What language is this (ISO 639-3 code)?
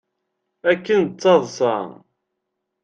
kab